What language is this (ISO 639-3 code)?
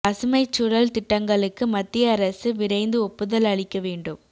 tam